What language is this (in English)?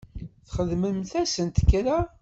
Kabyle